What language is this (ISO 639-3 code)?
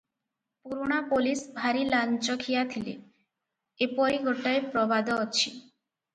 ori